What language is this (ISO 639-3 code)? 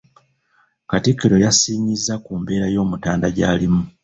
lug